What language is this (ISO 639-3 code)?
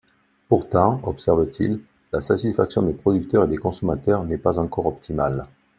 fra